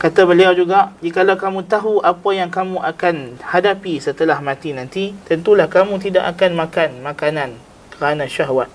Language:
Malay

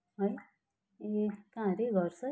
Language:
Nepali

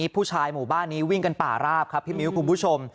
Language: Thai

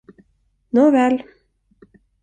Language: Swedish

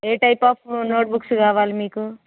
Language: Telugu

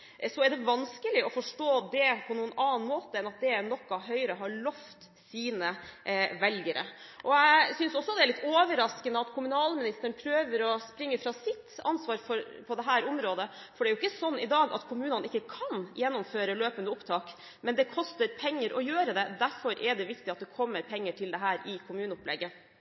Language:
Norwegian Bokmål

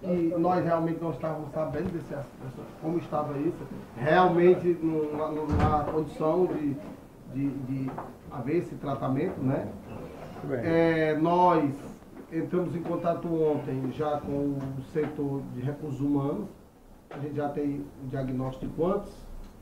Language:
Portuguese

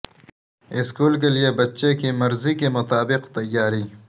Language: Urdu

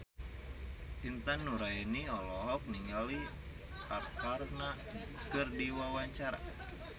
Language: Sundanese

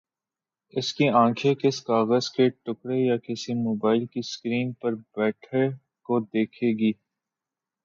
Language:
Urdu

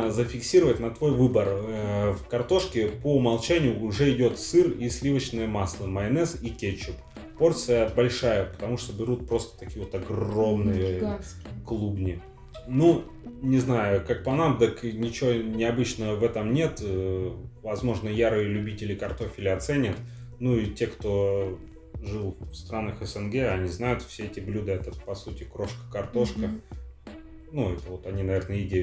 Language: Russian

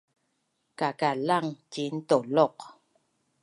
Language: Bunun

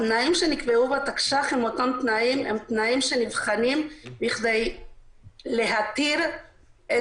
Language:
Hebrew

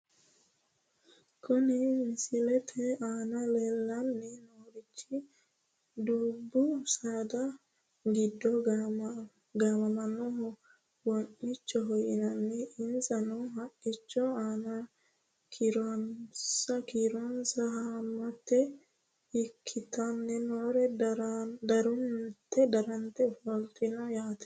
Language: Sidamo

